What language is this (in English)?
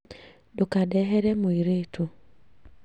Kikuyu